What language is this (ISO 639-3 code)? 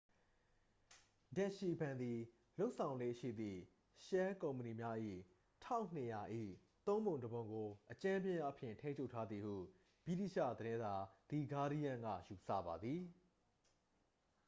mya